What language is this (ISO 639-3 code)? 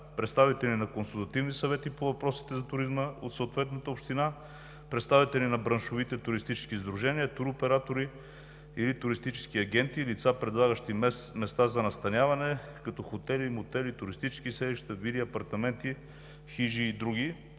bul